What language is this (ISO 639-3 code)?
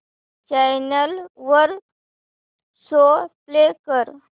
mar